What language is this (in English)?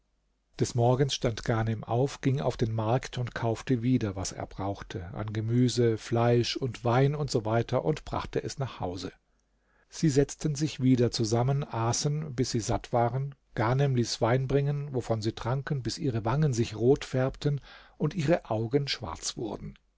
German